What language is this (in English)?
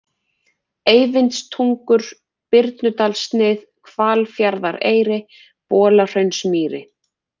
Icelandic